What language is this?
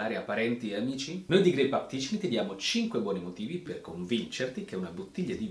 Italian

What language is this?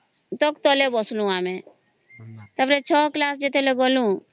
Odia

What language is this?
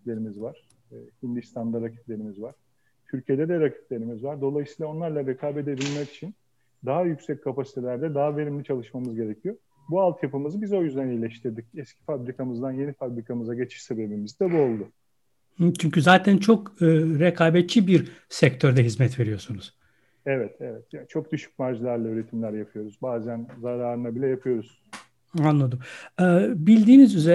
Turkish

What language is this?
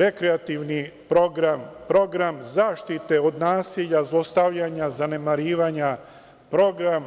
Serbian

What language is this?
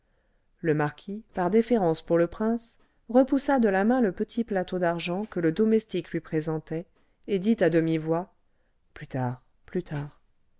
French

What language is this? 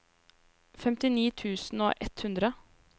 Norwegian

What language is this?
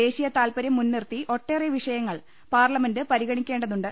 Malayalam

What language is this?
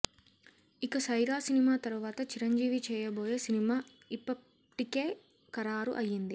Telugu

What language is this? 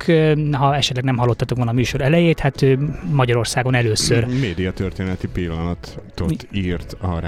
Hungarian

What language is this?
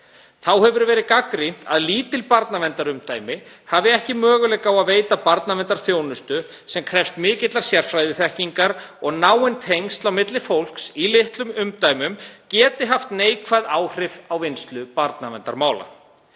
Icelandic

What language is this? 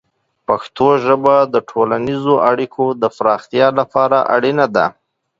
Pashto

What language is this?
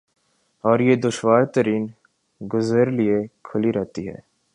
Urdu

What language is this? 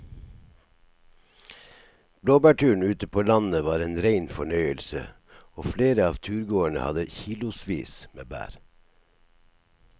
Norwegian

